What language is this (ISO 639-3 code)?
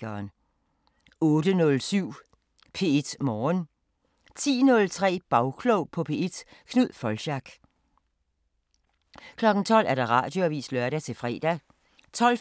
dan